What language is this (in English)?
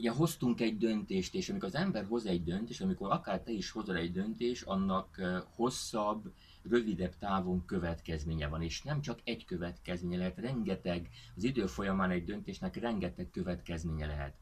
Hungarian